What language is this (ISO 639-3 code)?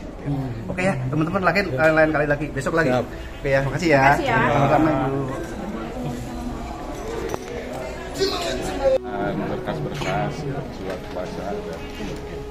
ind